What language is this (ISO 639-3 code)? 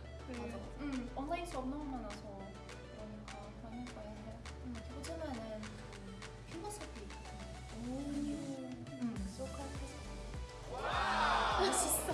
kor